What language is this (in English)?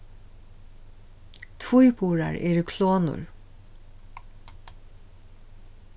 Faroese